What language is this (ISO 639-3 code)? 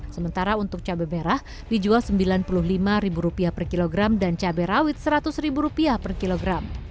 ind